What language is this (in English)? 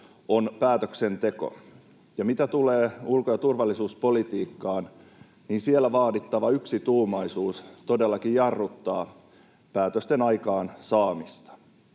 Finnish